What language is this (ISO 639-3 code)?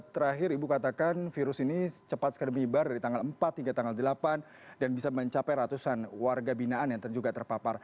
ind